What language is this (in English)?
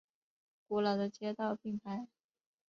Chinese